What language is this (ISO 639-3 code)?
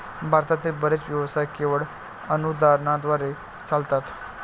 mar